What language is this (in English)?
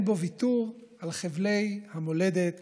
Hebrew